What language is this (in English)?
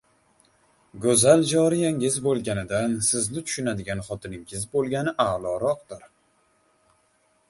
Uzbek